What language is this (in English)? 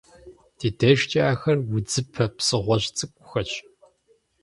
Kabardian